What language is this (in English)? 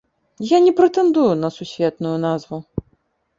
Belarusian